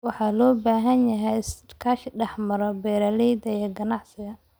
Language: Somali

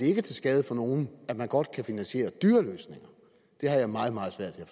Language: Danish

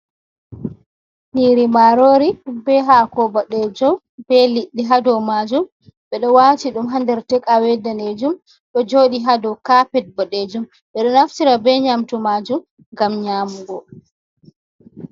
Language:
Fula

